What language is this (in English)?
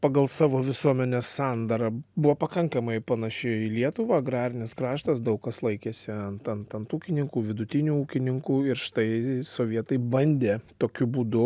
Lithuanian